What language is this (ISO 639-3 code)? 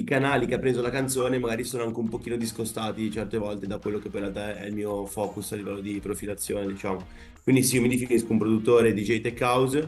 ita